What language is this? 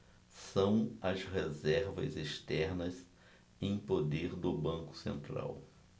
Portuguese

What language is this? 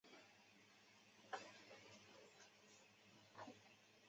Chinese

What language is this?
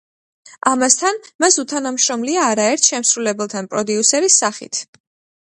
Georgian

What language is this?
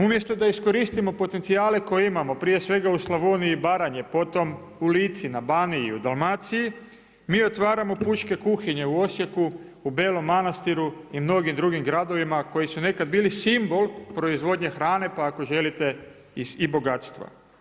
Croatian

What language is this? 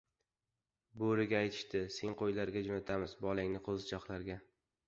Uzbek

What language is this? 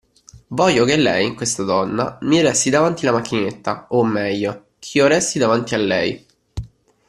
Italian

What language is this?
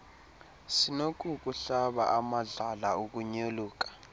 Xhosa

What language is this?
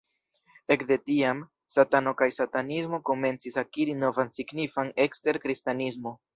Esperanto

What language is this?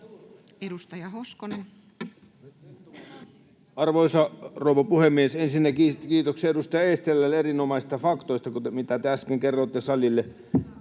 Finnish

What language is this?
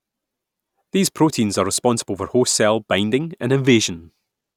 English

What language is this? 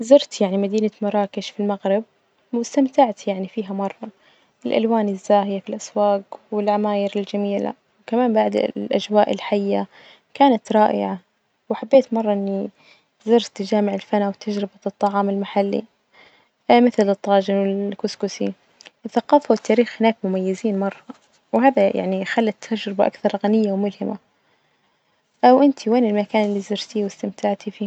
Najdi Arabic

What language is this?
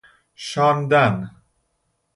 Persian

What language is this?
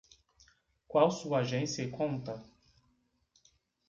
Portuguese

